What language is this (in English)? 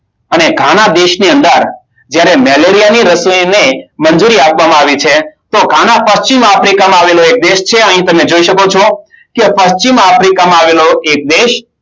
Gujarati